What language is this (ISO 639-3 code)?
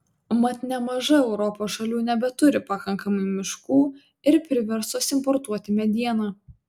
lit